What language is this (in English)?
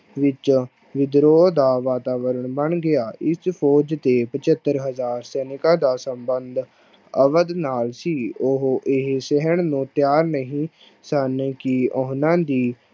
Punjabi